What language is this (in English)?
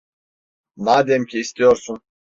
Turkish